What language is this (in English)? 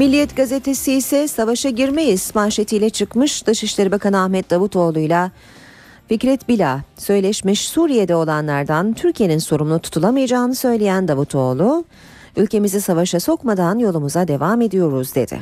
Turkish